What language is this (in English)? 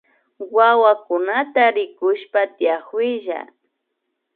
Imbabura Highland Quichua